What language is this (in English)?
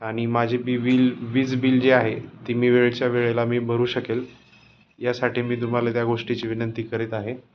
Marathi